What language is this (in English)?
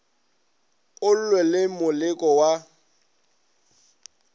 Northern Sotho